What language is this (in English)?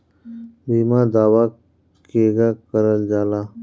Bhojpuri